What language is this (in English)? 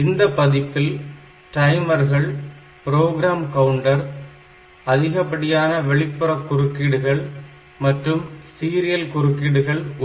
Tamil